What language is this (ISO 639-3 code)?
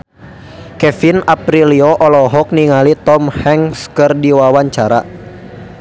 sun